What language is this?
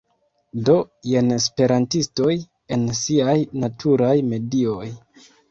Esperanto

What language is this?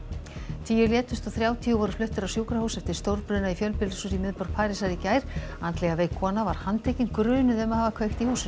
Icelandic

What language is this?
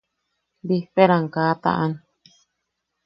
Yaqui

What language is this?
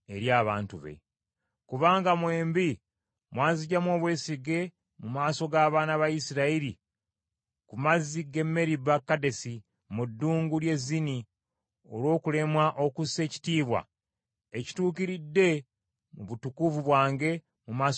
Ganda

